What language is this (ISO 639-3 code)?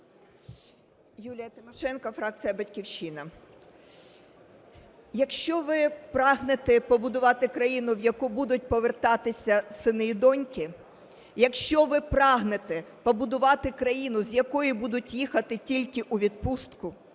ukr